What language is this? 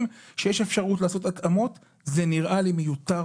Hebrew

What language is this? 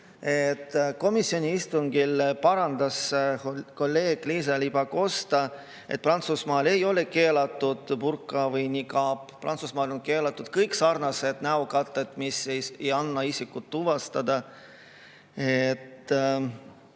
Estonian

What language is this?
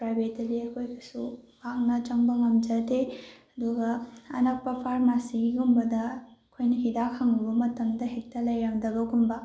Manipuri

